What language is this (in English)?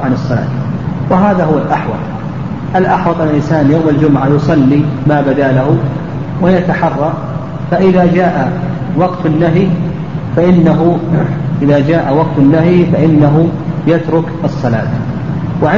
Arabic